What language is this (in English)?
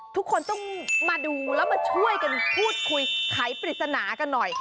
Thai